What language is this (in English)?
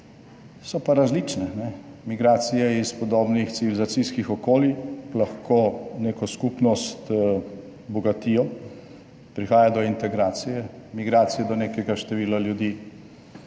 Slovenian